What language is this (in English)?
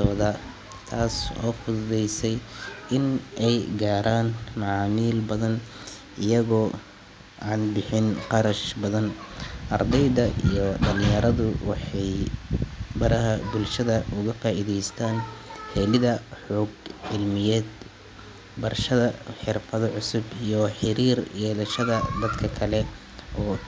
Somali